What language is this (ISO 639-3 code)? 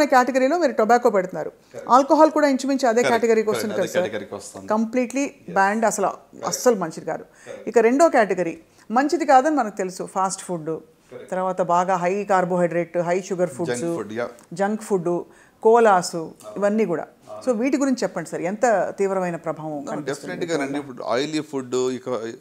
tel